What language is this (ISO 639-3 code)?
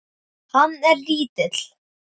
isl